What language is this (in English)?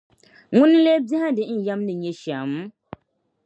Dagbani